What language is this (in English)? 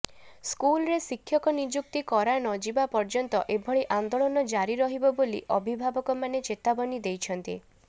Odia